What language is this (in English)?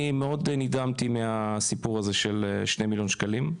Hebrew